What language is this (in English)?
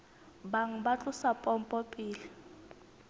Southern Sotho